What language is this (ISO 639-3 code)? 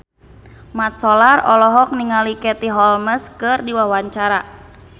sun